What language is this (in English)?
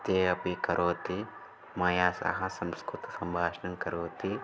Sanskrit